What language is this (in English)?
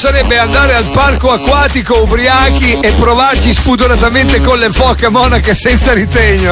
Italian